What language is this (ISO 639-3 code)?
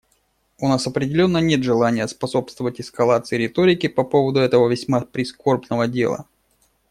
rus